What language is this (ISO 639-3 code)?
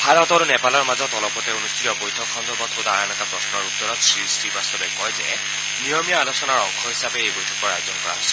asm